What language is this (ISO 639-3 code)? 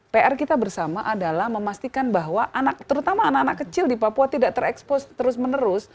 ind